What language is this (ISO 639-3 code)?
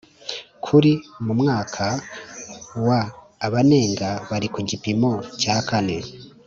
kin